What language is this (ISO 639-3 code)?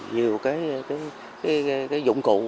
vie